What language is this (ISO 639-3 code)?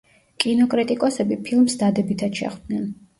kat